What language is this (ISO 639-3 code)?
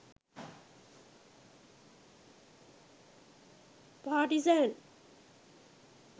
sin